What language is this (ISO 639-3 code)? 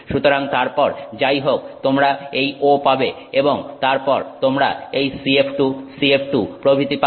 ben